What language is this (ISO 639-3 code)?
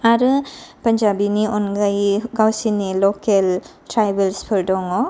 brx